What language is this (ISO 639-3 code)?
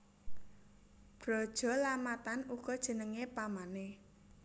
jav